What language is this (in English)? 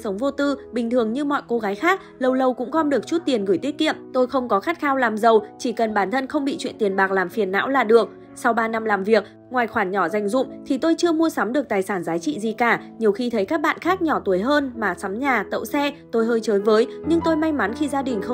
Vietnamese